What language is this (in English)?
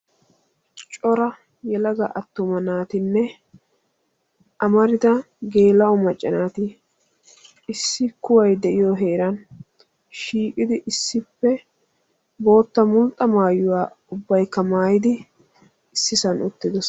Wolaytta